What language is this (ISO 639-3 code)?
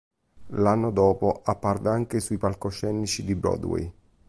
ita